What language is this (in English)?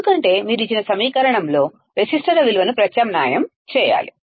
Telugu